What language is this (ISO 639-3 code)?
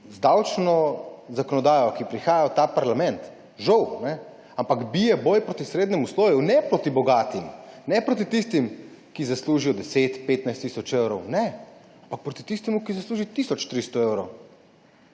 slv